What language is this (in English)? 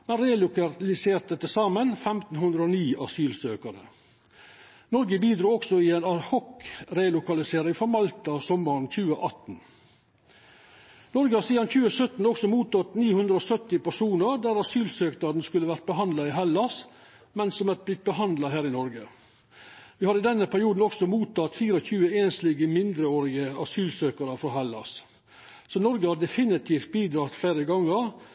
Norwegian Nynorsk